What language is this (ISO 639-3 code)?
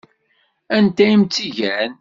kab